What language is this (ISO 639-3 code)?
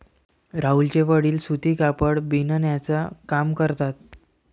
mar